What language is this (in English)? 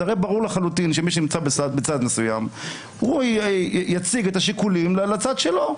Hebrew